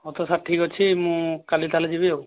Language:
Odia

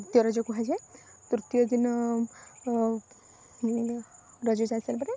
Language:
Odia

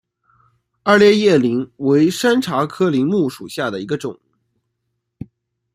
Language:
Chinese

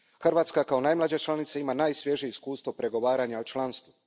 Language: Croatian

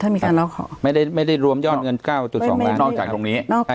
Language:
Thai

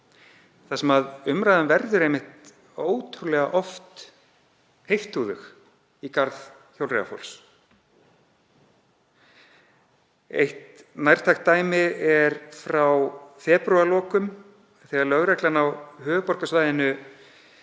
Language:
Icelandic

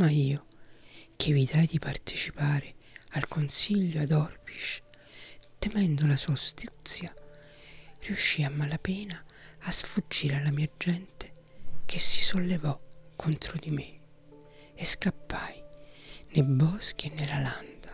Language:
Italian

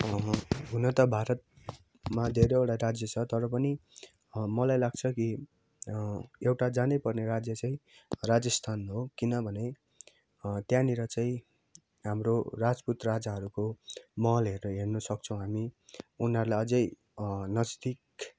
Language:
Nepali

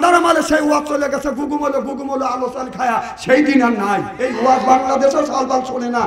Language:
Bangla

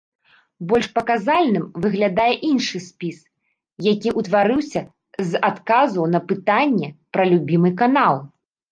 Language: Belarusian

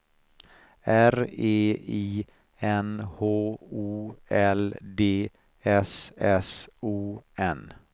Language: Swedish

